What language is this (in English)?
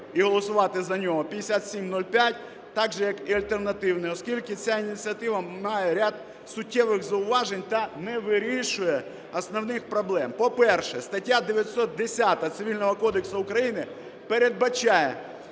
Ukrainian